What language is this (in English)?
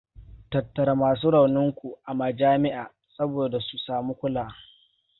Hausa